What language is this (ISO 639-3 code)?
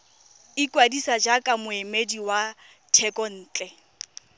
tsn